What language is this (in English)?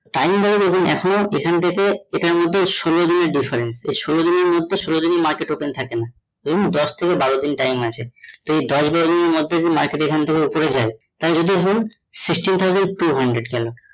Bangla